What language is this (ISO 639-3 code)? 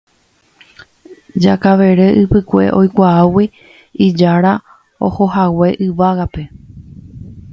grn